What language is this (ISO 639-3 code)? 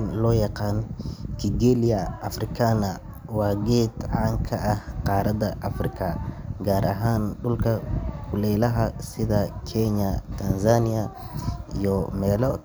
som